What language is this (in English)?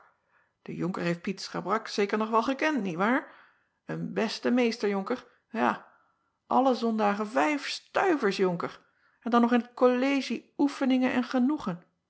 Dutch